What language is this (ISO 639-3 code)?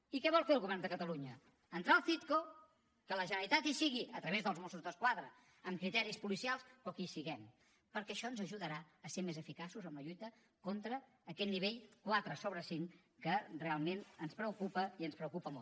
cat